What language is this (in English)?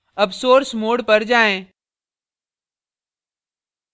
Hindi